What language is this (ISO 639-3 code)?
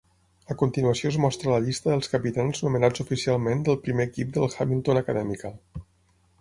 cat